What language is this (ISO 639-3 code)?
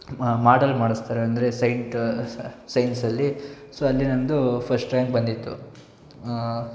kan